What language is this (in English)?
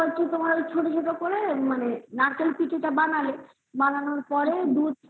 Bangla